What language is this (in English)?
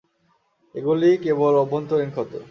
Bangla